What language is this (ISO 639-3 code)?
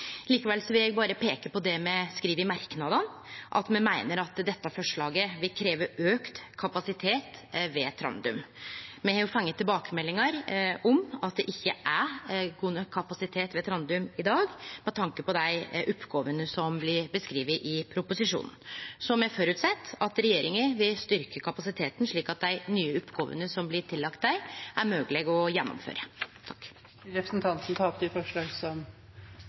nno